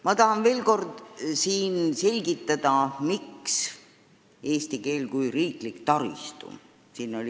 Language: Estonian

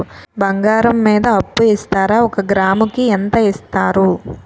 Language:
Telugu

